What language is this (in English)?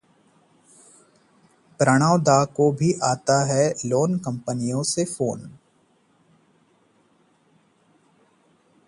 Hindi